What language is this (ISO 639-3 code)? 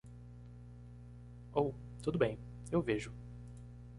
por